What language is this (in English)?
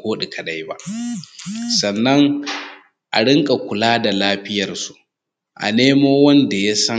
Hausa